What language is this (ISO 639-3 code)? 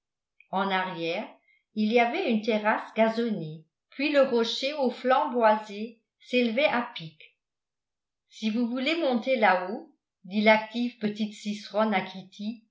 fra